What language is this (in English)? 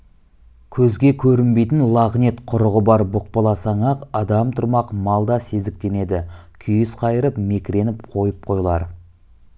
Kazakh